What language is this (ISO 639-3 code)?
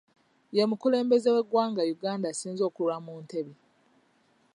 lug